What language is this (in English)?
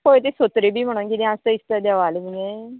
Konkani